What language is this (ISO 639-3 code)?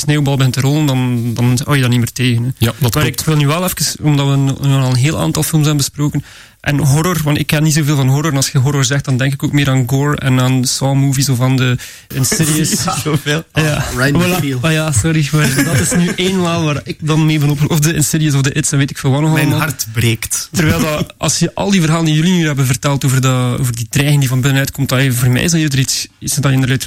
nld